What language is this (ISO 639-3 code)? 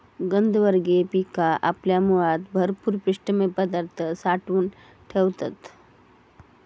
mar